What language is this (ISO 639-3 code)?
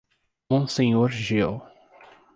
por